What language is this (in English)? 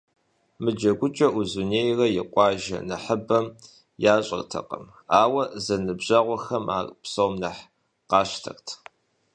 Kabardian